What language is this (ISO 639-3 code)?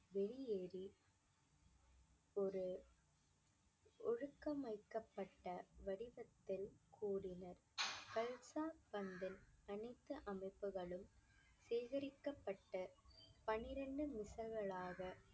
tam